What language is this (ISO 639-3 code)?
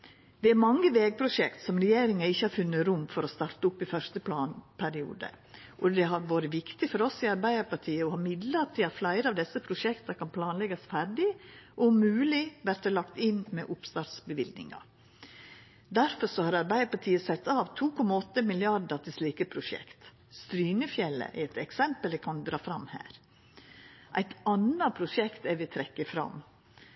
nno